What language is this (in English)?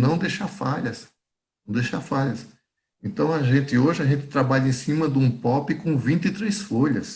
Portuguese